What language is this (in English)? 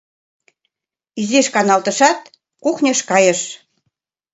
Mari